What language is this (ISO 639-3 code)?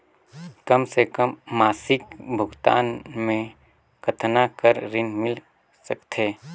hne